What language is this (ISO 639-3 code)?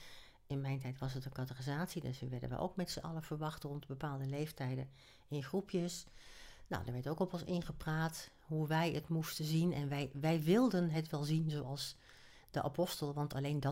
nld